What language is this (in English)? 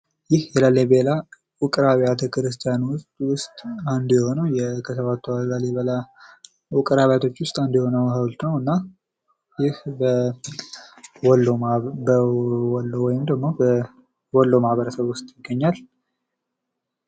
Amharic